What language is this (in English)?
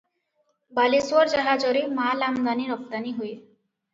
Odia